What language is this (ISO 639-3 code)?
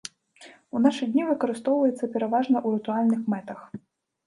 bel